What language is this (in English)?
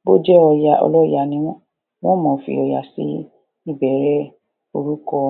Yoruba